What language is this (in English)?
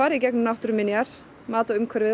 Icelandic